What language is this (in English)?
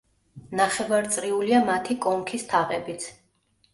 Georgian